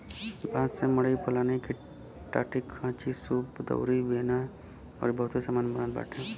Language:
Bhojpuri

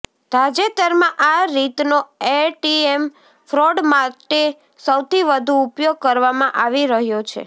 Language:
Gujarati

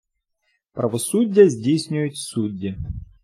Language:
Ukrainian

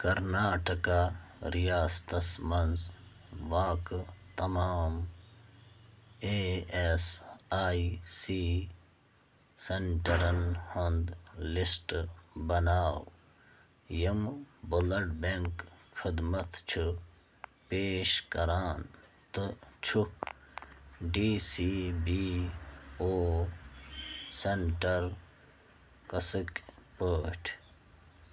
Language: Kashmiri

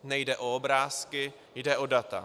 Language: Czech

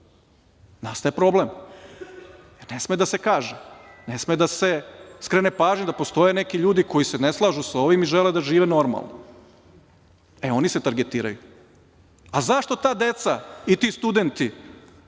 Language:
Serbian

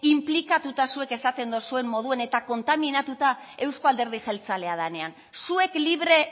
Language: Basque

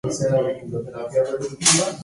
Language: Spanish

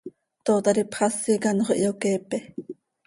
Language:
Seri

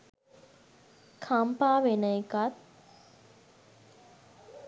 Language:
Sinhala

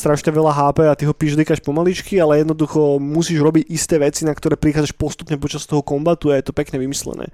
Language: Slovak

